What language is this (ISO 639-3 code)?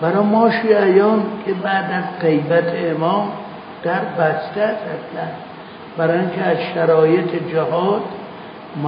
fas